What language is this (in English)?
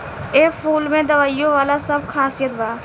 Bhojpuri